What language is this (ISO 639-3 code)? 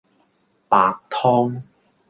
yue